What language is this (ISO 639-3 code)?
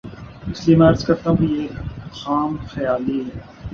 urd